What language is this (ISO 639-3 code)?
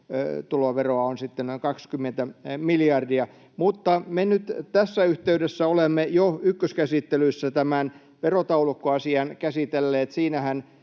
fin